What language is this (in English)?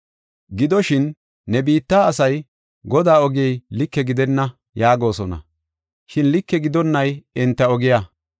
Gofa